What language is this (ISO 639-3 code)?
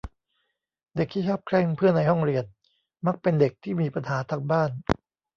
tha